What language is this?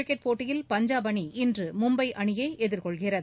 Tamil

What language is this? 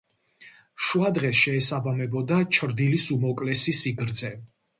Georgian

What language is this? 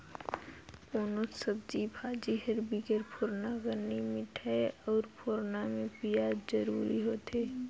Chhattisgarhi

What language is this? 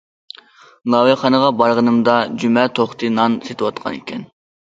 Uyghur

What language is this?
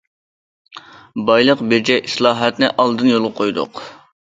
Uyghur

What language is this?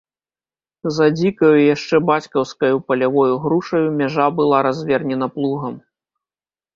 Belarusian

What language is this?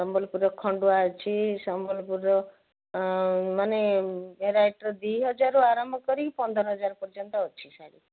Odia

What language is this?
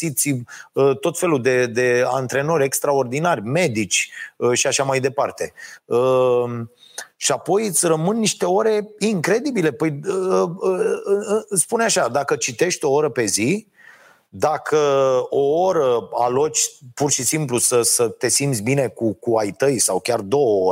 Romanian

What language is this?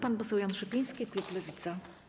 Polish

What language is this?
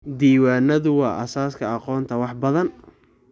Somali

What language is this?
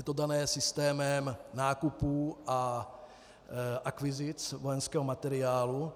Czech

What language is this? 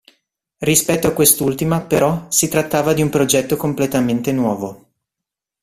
Italian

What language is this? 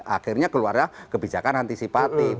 Indonesian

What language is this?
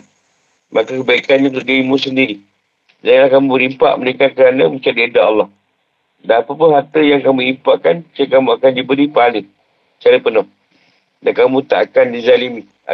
Malay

